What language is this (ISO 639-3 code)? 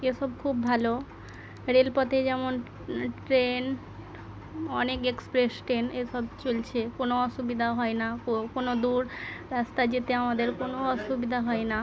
ben